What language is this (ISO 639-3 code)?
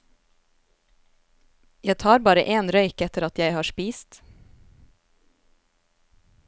nor